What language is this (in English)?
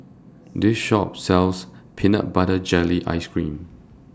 English